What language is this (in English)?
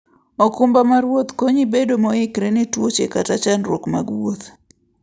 Luo (Kenya and Tanzania)